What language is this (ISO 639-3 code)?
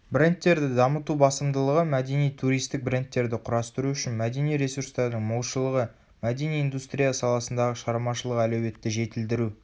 kaz